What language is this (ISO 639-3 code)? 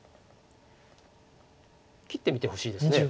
jpn